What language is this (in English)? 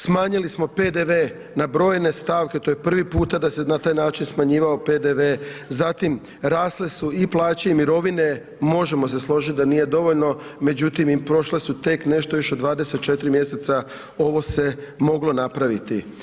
Croatian